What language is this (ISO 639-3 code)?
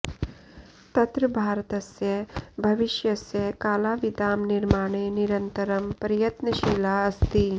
san